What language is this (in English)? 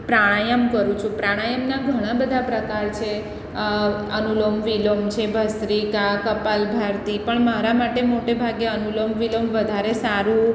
Gujarati